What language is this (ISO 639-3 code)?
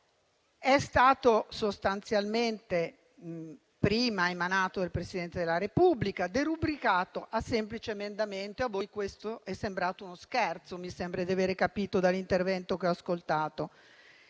ita